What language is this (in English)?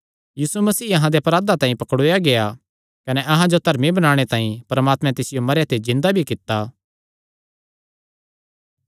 Kangri